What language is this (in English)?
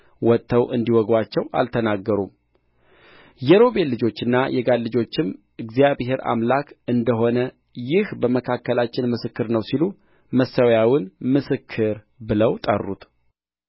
Amharic